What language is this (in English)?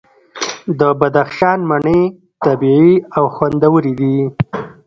Pashto